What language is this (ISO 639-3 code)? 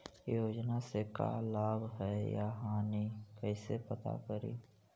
mag